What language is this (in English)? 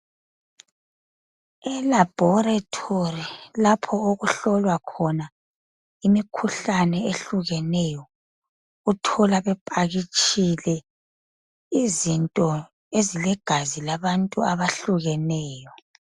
North Ndebele